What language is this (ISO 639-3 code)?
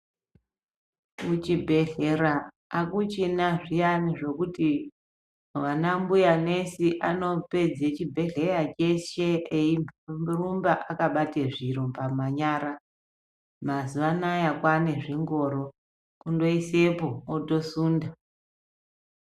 ndc